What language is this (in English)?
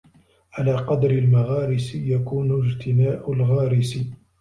Arabic